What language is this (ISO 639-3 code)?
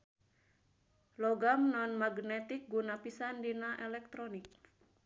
sun